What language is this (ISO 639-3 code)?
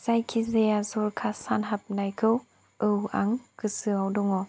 brx